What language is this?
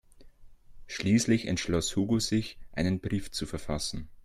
German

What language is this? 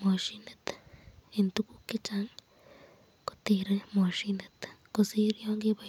Kalenjin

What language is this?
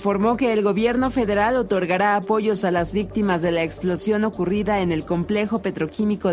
Spanish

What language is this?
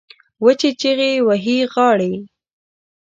Pashto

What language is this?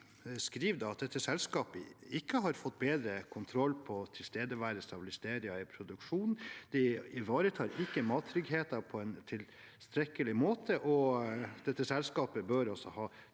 Norwegian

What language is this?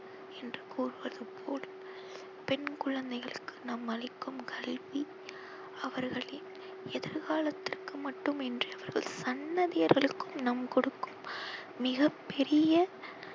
Tamil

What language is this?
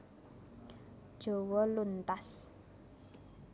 Javanese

